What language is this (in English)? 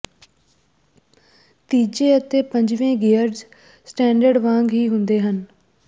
Punjabi